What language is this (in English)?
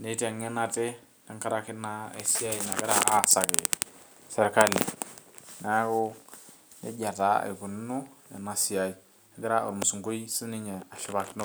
Masai